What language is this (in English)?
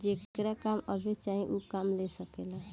Bhojpuri